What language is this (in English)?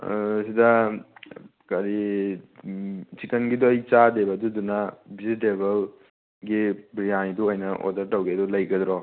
Manipuri